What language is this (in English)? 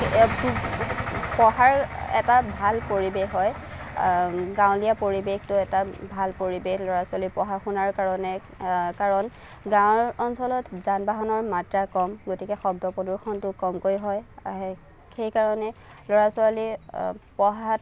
Assamese